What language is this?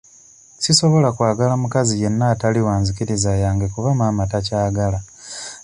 Ganda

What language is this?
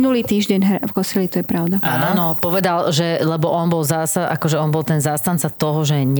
Slovak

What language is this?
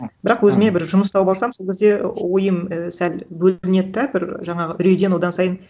Kazakh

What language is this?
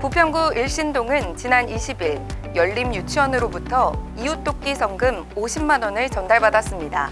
Korean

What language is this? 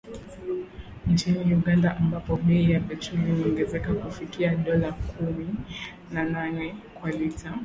Swahili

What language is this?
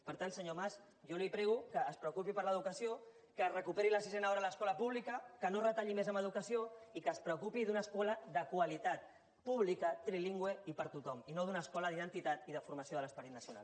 Catalan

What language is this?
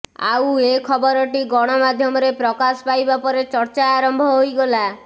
Odia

